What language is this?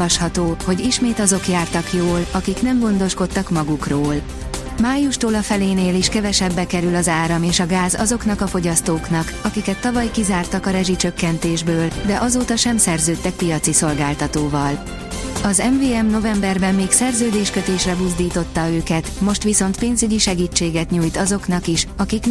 Hungarian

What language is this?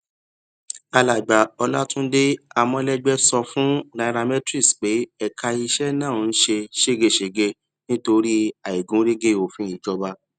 Yoruba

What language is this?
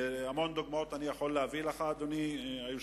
Hebrew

